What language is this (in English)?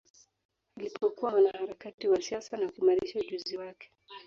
Swahili